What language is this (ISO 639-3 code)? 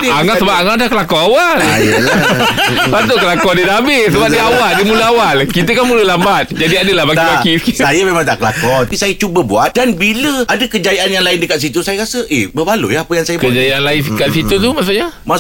msa